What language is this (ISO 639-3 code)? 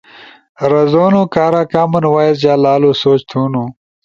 ush